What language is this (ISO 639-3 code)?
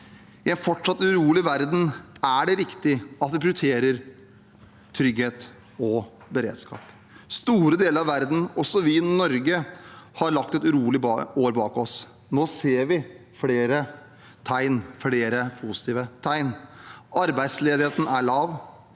nor